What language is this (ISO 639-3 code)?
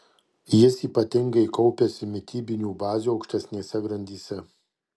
lit